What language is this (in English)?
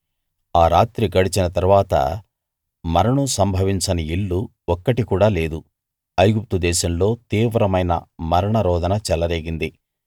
Telugu